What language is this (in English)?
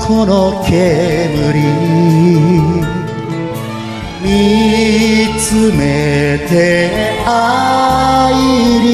Korean